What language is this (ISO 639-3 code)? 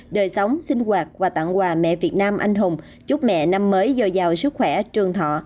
vie